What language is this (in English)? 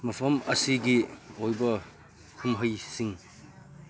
Manipuri